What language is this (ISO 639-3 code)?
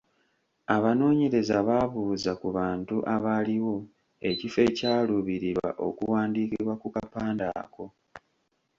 lug